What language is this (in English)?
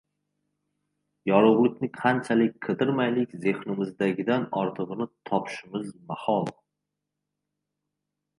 Uzbek